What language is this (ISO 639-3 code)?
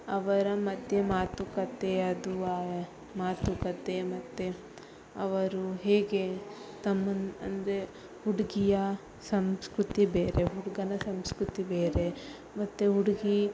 kan